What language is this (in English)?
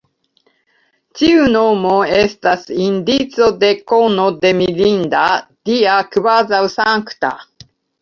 Esperanto